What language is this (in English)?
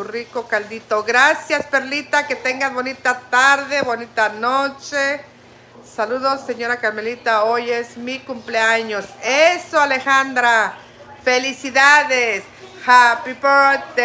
Spanish